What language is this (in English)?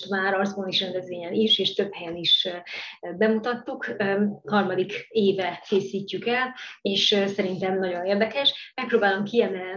Hungarian